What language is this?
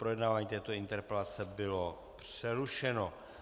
Czech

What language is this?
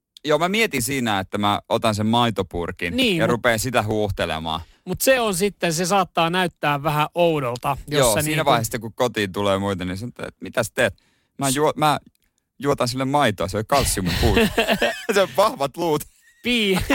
Finnish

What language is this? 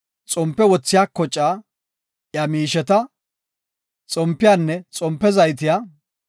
Gofa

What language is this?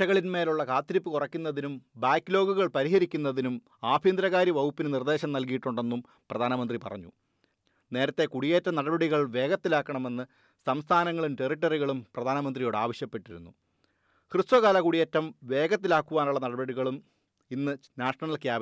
Malayalam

